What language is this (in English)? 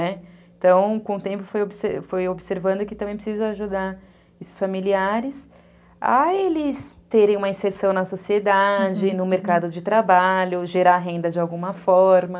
Portuguese